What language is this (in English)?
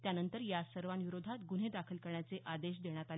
Marathi